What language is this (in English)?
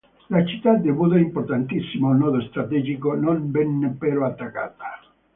Italian